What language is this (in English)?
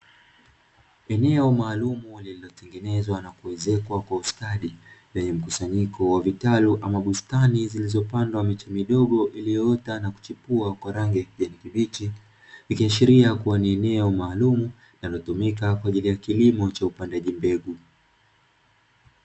Swahili